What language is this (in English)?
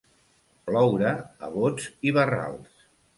Catalan